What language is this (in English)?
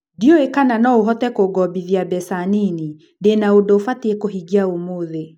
Kikuyu